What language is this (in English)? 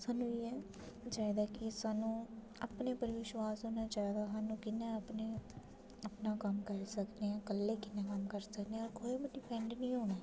Dogri